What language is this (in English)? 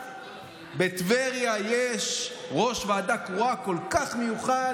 Hebrew